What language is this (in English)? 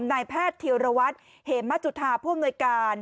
Thai